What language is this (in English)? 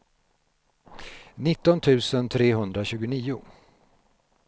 Swedish